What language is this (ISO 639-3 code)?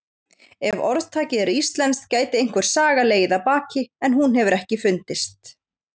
isl